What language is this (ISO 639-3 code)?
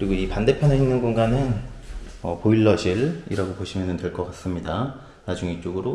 kor